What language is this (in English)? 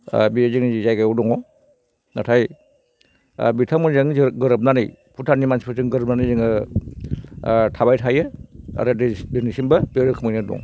Bodo